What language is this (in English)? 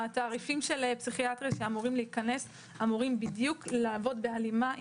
Hebrew